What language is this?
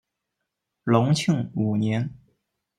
Chinese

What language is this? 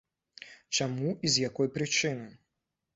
Belarusian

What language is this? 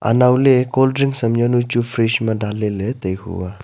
Wancho Naga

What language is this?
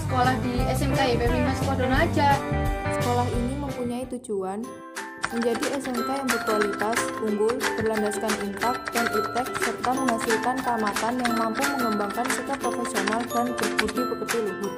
Indonesian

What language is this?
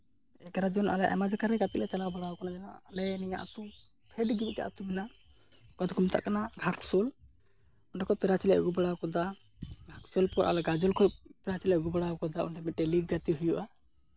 Santali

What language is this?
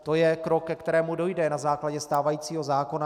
Czech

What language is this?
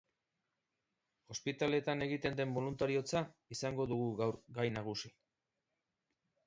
Basque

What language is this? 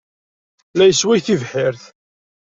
Kabyle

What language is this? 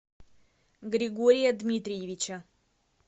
Russian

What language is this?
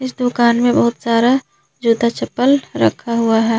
Hindi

